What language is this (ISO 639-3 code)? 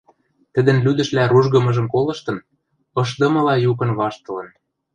mrj